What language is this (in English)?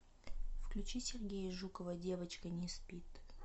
Russian